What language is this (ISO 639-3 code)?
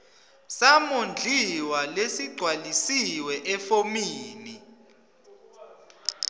ssw